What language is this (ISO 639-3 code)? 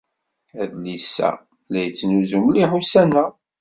kab